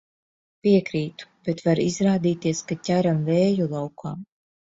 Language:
Latvian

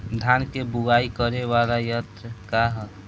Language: Bhojpuri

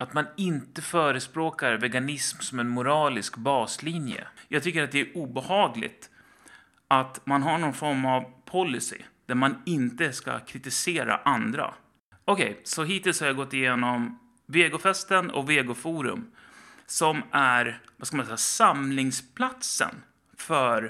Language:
Swedish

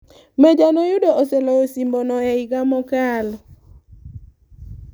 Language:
Luo (Kenya and Tanzania)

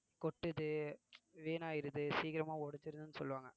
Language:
Tamil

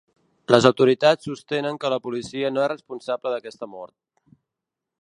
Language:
Catalan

